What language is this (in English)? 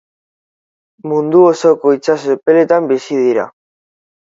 Basque